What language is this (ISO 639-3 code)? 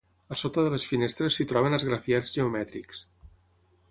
cat